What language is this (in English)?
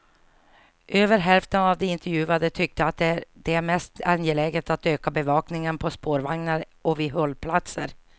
Swedish